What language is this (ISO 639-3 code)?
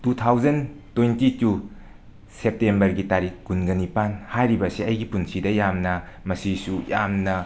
mni